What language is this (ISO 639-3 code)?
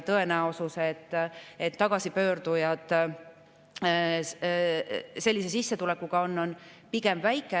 est